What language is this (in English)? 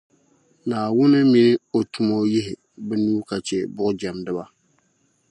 Dagbani